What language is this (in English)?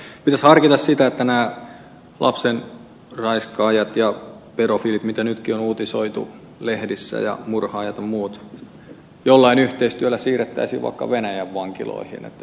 Finnish